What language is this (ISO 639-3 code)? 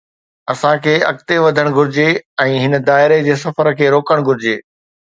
snd